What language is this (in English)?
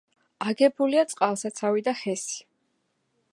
Georgian